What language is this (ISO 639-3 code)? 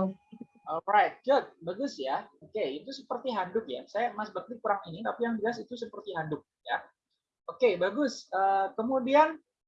ind